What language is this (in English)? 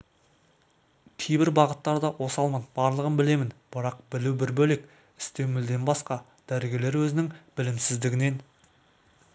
Kazakh